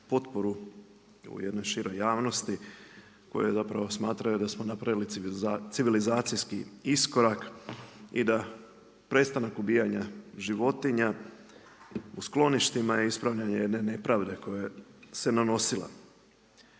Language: Croatian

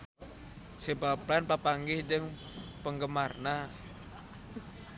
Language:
Sundanese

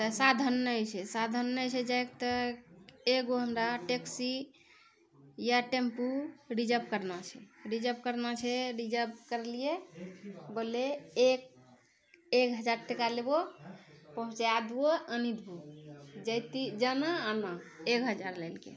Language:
Maithili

